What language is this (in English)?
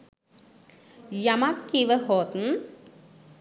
Sinhala